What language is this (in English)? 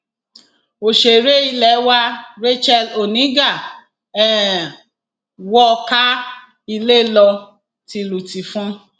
Yoruba